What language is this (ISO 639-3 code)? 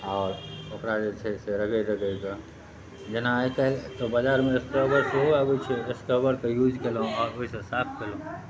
mai